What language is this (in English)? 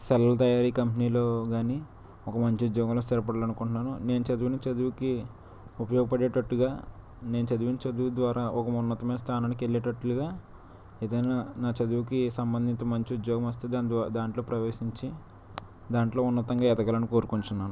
Telugu